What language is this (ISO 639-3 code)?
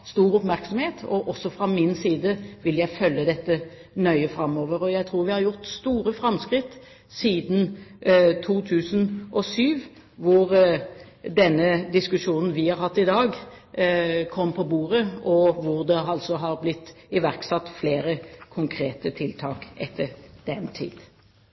nob